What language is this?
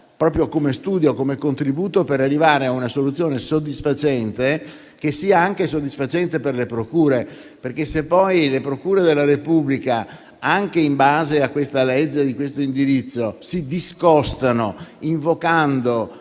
Italian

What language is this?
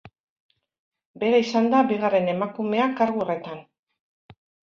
Basque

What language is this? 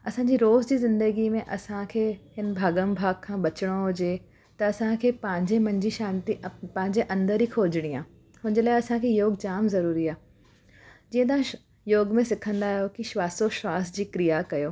Sindhi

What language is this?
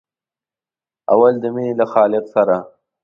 Pashto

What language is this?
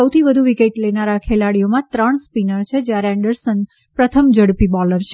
Gujarati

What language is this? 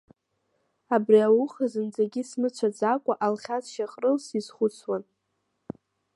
Abkhazian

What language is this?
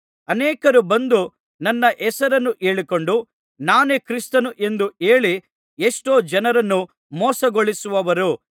Kannada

